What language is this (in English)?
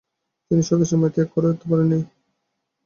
Bangla